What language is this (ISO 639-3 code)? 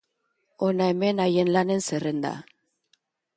eus